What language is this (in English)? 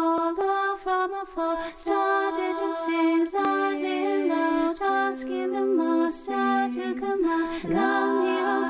Russian